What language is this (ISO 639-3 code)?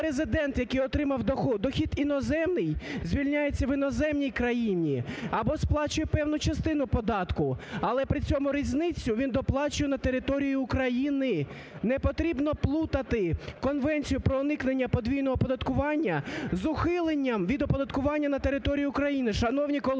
ukr